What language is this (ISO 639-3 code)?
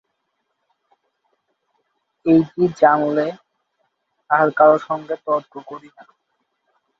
ben